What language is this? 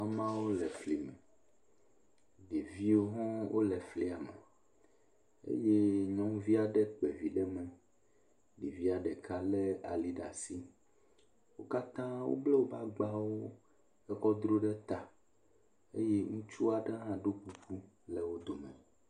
Ewe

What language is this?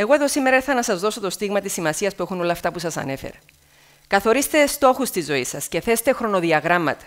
Greek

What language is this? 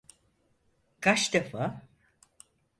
Turkish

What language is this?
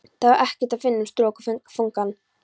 Icelandic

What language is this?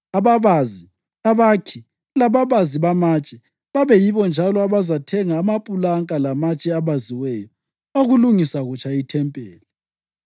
North Ndebele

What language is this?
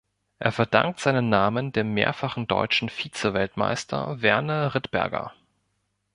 German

